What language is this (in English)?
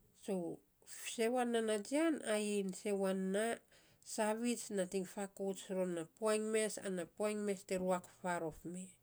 Saposa